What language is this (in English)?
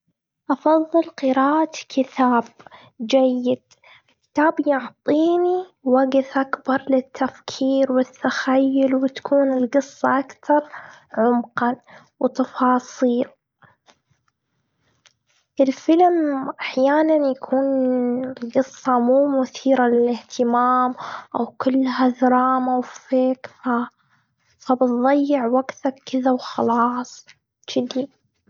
Gulf Arabic